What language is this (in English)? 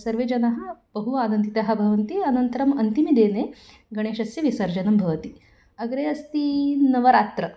Sanskrit